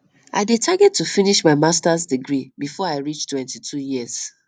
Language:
Nigerian Pidgin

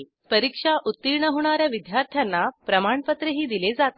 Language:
Marathi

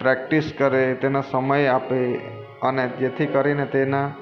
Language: Gujarati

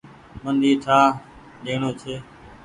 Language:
Goaria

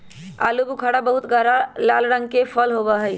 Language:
Magahi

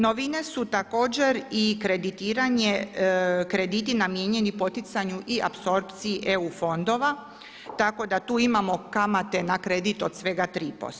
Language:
Croatian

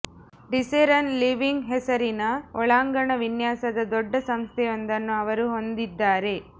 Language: Kannada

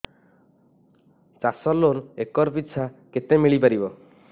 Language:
Odia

